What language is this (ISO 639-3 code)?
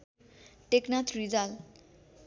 nep